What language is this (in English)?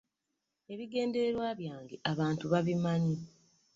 Ganda